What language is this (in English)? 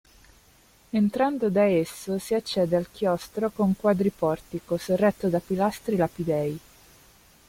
Italian